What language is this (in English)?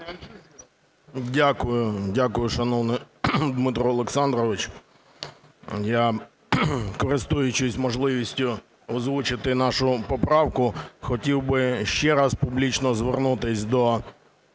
Ukrainian